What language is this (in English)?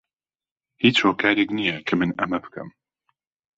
Central Kurdish